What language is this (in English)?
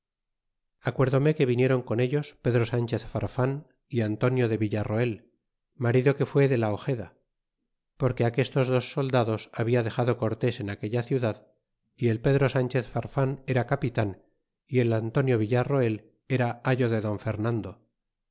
Spanish